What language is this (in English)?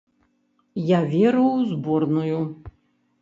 Belarusian